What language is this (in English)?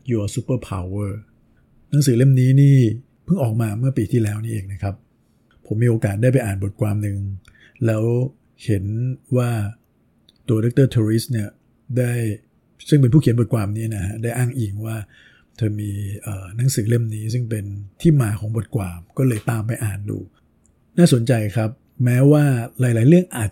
Thai